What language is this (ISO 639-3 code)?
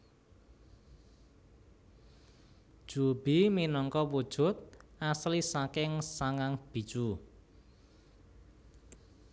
jav